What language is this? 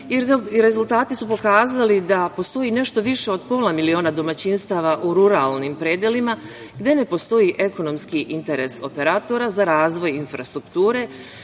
Serbian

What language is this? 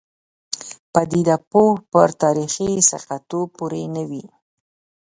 Pashto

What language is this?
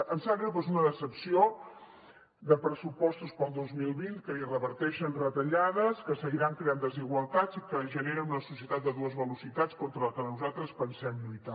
Catalan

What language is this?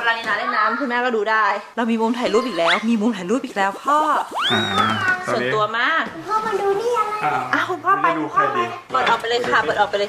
Thai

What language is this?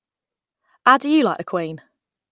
English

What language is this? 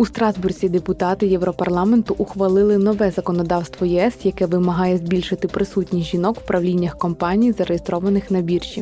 Ukrainian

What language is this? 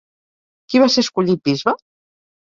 Catalan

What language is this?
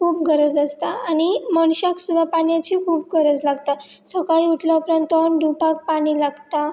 Konkani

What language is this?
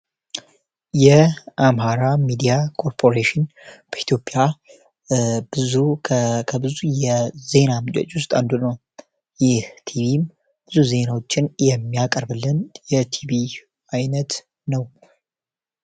Amharic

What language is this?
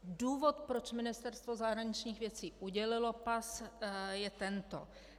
Czech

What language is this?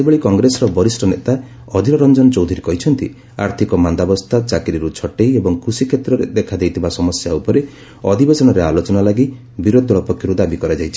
Odia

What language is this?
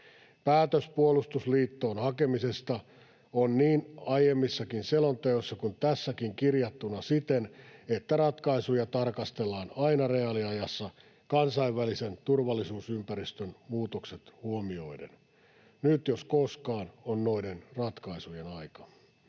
Finnish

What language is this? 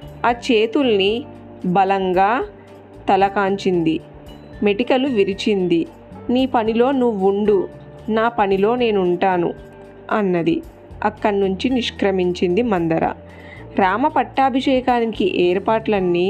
Telugu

